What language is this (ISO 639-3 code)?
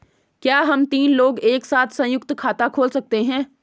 hin